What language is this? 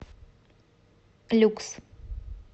Russian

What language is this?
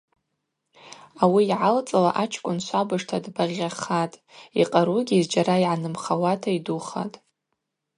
Abaza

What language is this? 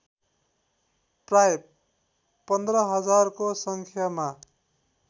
Nepali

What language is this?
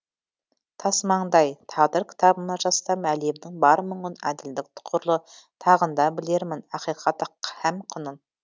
Kazakh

